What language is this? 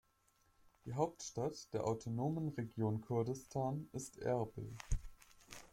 German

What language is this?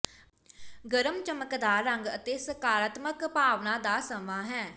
Punjabi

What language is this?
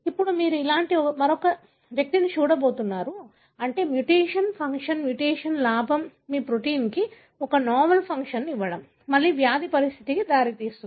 Telugu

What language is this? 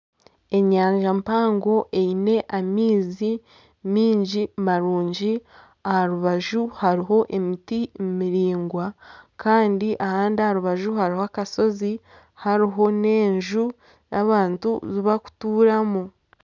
Nyankole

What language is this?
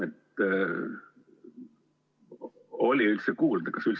Estonian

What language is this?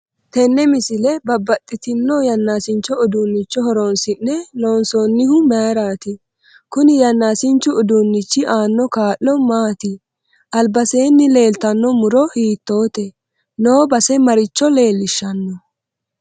Sidamo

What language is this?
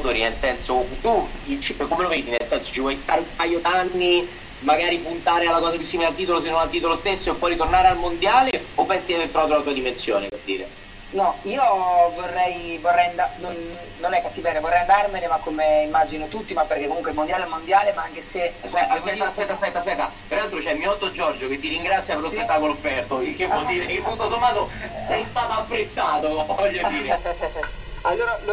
Italian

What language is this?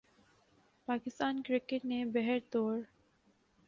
Urdu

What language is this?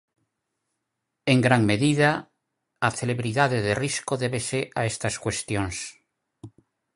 Galician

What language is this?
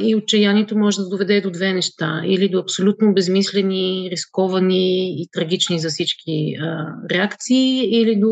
Bulgarian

